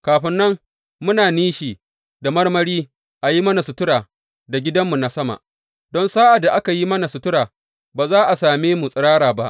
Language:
Hausa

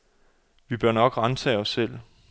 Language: Danish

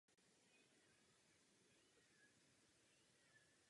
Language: Czech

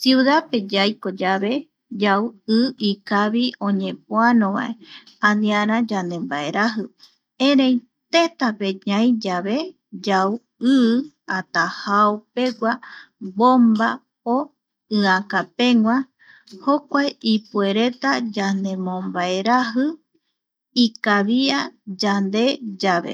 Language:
Eastern Bolivian Guaraní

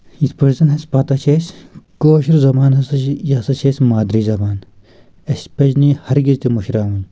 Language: Kashmiri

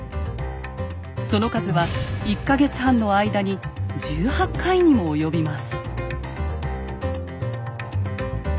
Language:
Japanese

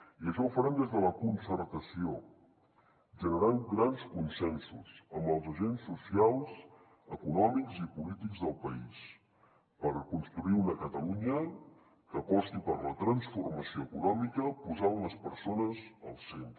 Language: Catalan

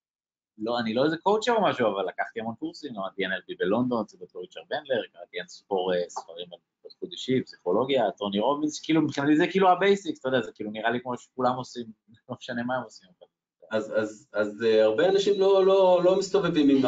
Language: Hebrew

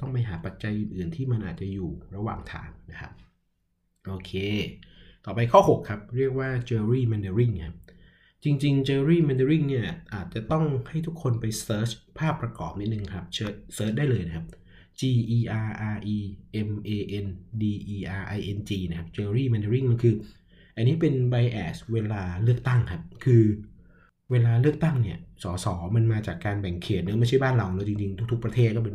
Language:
Thai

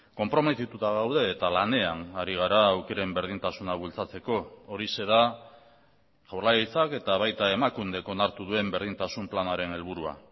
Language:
Basque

